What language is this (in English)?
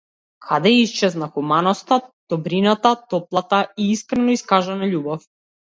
Macedonian